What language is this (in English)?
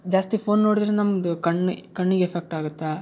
Kannada